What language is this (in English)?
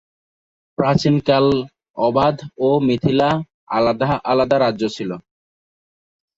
Bangla